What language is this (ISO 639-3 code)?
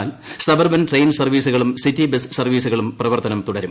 mal